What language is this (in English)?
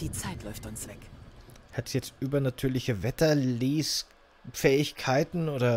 German